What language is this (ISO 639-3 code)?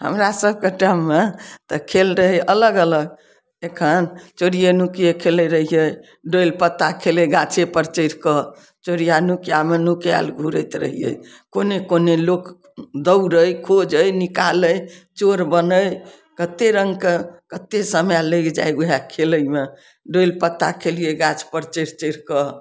mai